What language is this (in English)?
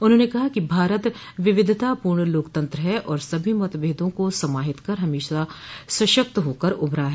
Hindi